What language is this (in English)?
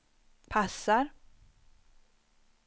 Swedish